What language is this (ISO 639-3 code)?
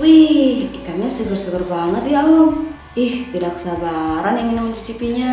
ind